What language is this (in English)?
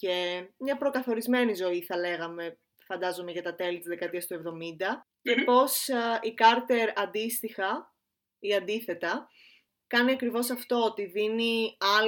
Greek